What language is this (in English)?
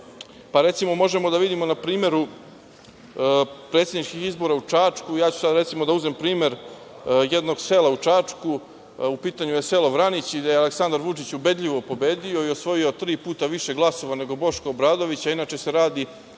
Serbian